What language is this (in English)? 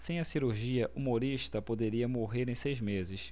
Portuguese